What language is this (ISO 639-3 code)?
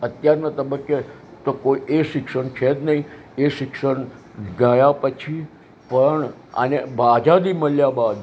guj